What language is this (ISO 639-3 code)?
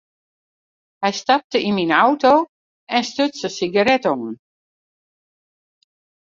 fry